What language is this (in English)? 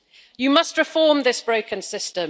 English